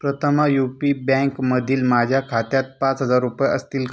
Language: Marathi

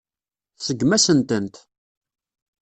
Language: Kabyle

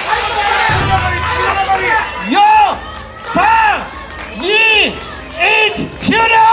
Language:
Japanese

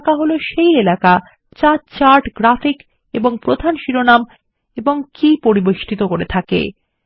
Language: Bangla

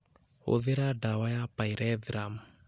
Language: Kikuyu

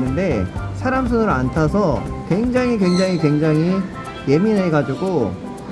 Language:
Korean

